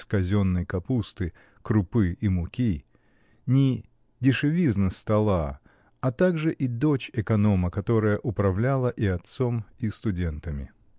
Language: Russian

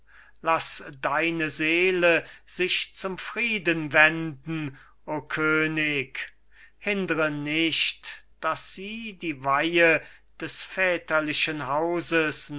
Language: German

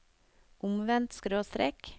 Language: Norwegian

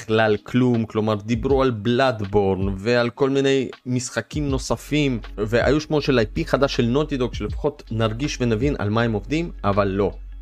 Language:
Hebrew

